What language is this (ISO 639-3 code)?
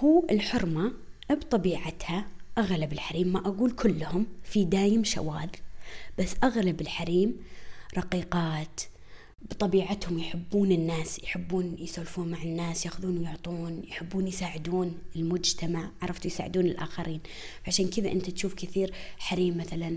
ara